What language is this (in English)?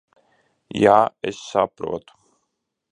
Latvian